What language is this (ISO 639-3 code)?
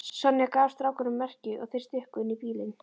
isl